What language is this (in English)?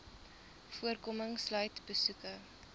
Afrikaans